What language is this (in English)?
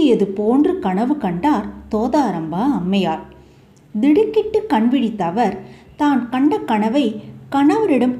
Turkish